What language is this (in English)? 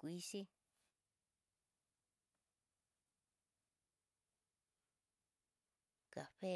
Tidaá Mixtec